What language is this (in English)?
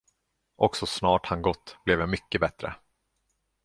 Swedish